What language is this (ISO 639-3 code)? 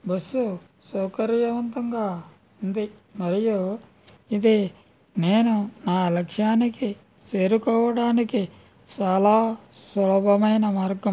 tel